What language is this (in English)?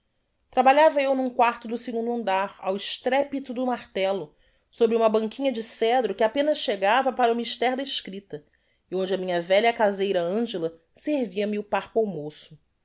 Portuguese